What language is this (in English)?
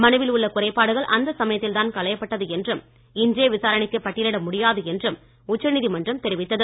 Tamil